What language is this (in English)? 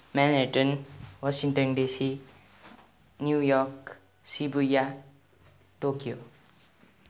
Nepali